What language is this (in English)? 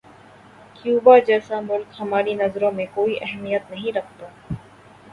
Urdu